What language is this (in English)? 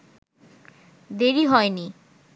Bangla